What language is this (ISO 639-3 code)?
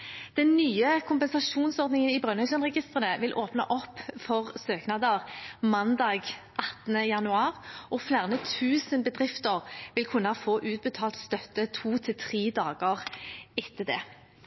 nob